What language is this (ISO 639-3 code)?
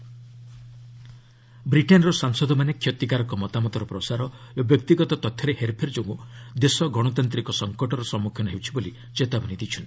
ori